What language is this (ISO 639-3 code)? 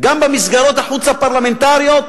heb